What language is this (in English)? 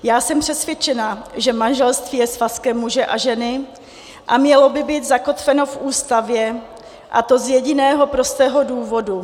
Czech